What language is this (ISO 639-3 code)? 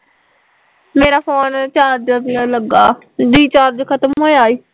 pan